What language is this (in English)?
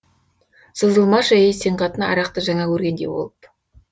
Kazakh